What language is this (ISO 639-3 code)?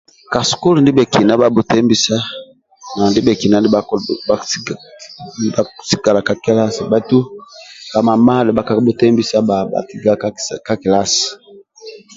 rwm